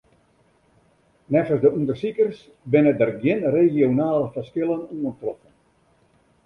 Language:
Western Frisian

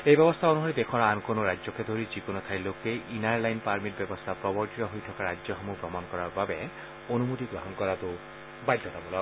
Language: Assamese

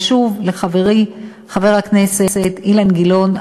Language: Hebrew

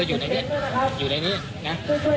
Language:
Thai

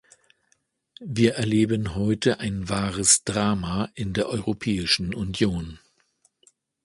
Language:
German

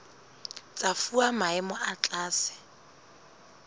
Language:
Southern Sotho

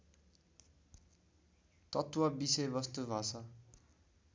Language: Nepali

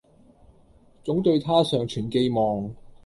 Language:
Cantonese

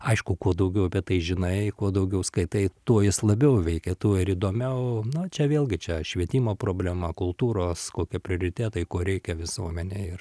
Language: Lithuanian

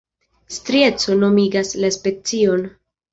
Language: Esperanto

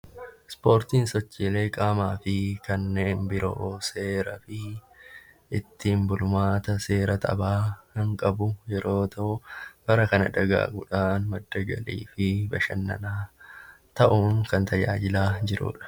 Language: Oromo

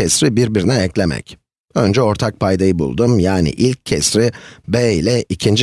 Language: Turkish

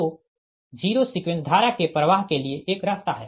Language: Hindi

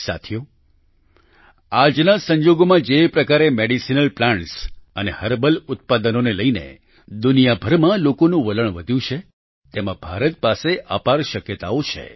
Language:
Gujarati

